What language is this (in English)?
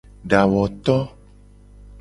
Gen